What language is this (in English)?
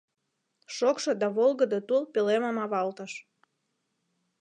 Mari